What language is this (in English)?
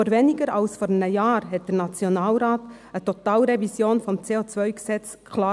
Swiss German